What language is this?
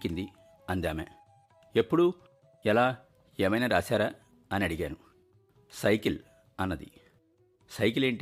Telugu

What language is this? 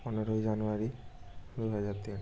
Bangla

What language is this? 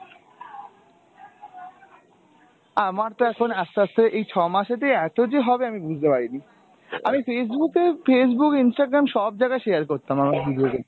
Bangla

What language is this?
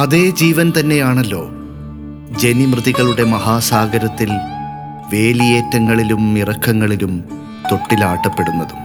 Malayalam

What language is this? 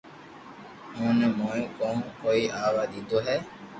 Loarki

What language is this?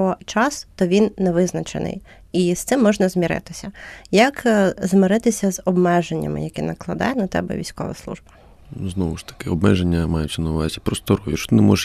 Ukrainian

